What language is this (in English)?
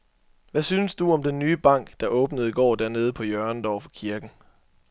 Danish